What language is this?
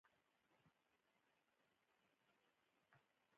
Pashto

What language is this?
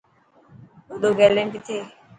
Dhatki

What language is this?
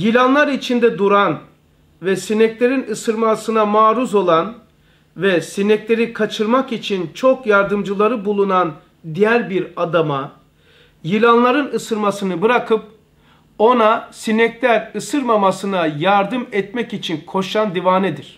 Turkish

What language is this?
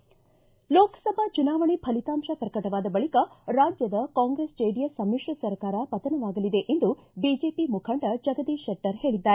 Kannada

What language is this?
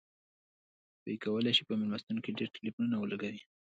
Pashto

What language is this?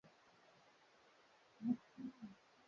Swahili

